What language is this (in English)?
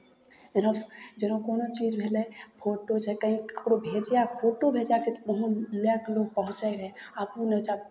Maithili